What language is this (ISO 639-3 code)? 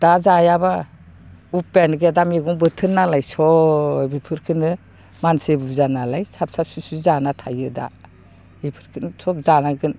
brx